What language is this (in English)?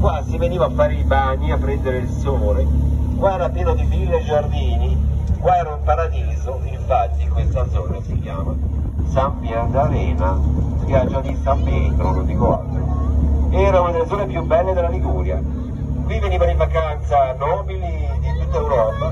Italian